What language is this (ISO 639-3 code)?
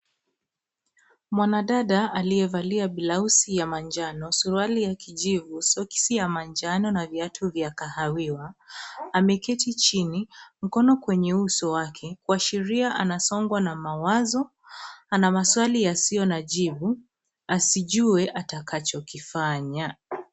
swa